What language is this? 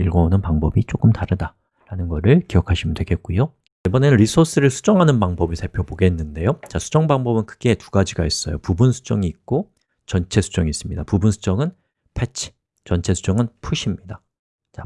Korean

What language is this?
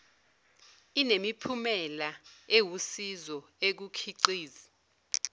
Zulu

